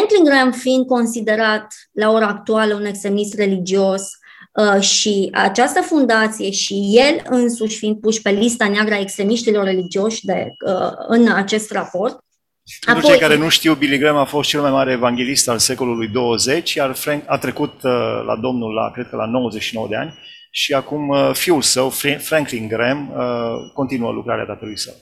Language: Romanian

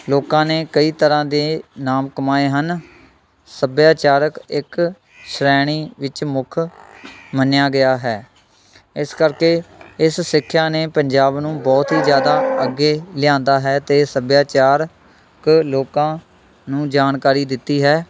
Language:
Punjabi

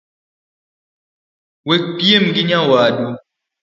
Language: Luo (Kenya and Tanzania)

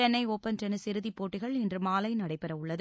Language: Tamil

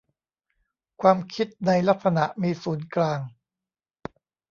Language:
Thai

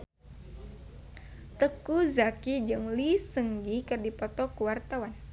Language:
Sundanese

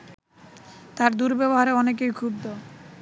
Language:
Bangla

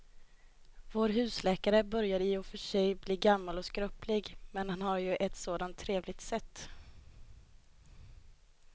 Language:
Swedish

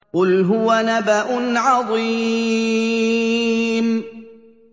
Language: Arabic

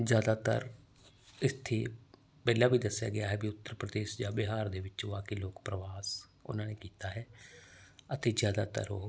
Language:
Punjabi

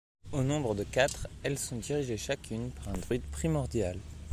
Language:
French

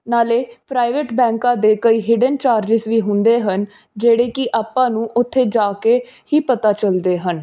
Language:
Punjabi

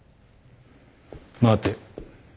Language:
Japanese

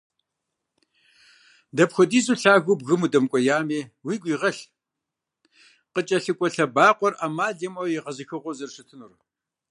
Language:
Kabardian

